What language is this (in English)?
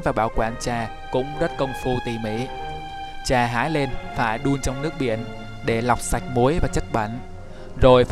Vietnamese